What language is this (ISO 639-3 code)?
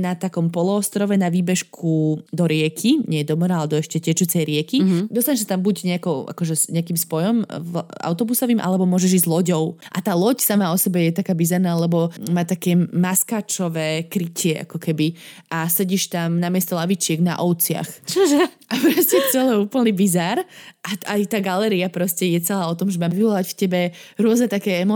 slk